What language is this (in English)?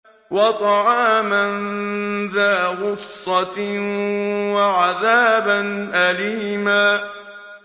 Arabic